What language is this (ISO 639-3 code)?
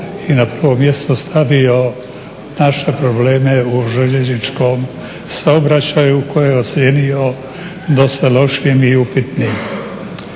hrv